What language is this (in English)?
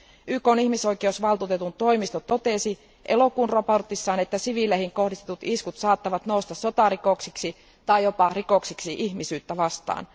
Finnish